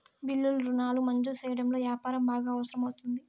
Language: Telugu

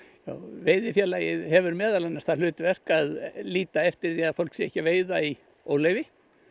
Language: Icelandic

